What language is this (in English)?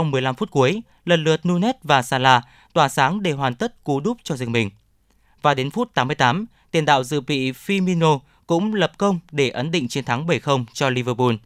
Vietnamese